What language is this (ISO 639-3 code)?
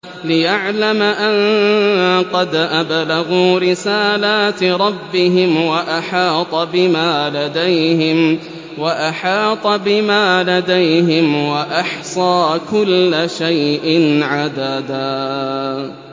ara